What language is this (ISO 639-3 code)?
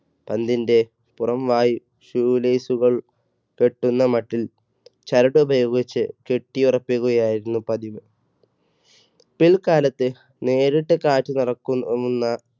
mal